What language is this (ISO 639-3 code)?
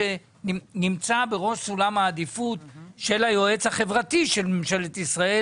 heb